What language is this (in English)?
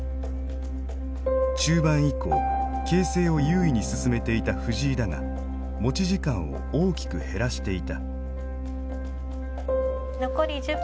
Japanese